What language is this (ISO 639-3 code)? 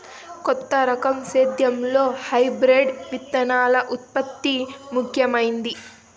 tel